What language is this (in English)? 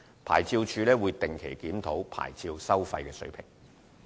Cantonese